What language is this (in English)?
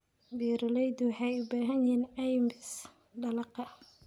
Somali